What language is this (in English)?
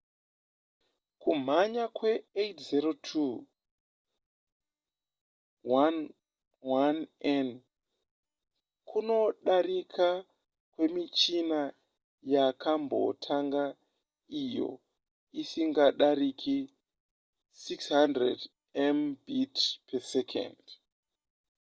Shona